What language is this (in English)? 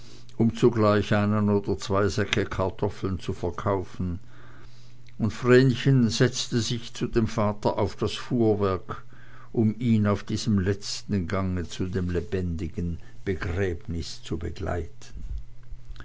German